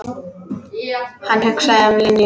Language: Icelandic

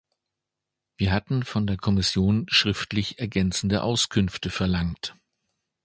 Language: German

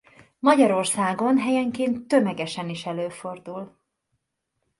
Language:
Hungarian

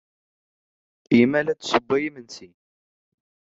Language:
Kabyle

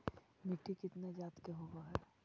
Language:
Magahi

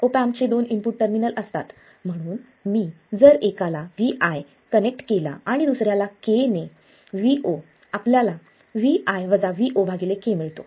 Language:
Marathi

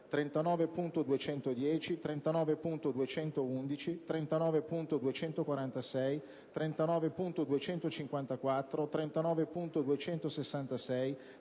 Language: Italian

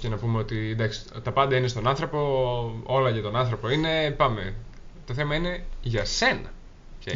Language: Greek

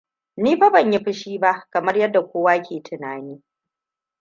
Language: Hausa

